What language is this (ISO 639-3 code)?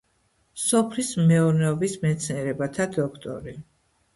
kat